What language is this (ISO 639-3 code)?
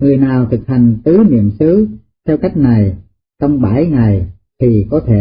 vie